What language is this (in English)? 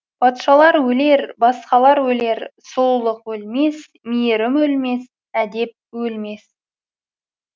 Kazakh